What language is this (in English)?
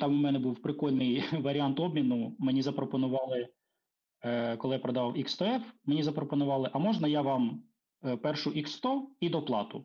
Ukrainian